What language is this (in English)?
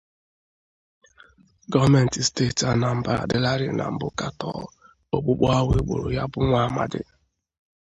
Igbo